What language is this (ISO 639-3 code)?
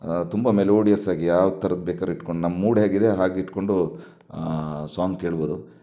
kan